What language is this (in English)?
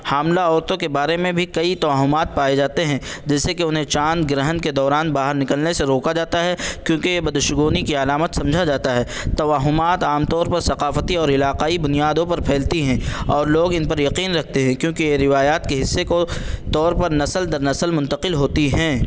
Urdu